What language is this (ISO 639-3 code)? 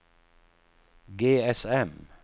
swe